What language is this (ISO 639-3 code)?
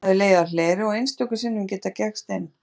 isl